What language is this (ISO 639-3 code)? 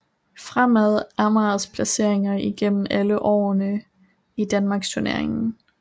dan